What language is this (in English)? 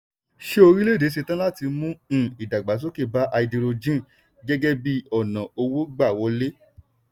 Yoruba